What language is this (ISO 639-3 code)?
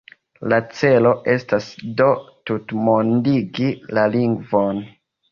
epo